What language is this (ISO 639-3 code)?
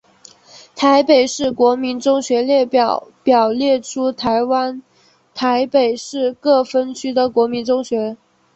zho